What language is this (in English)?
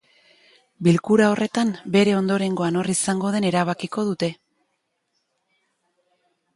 Basque